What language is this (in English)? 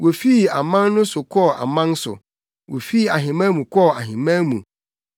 Akan